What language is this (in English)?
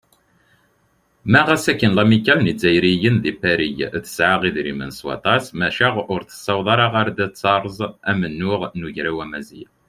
Kabyle